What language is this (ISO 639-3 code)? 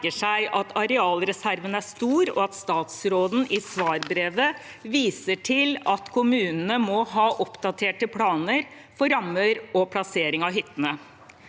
nor